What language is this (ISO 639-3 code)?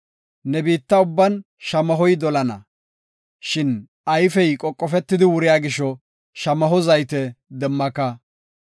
gof